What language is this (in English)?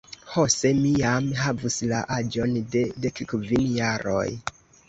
Esperanto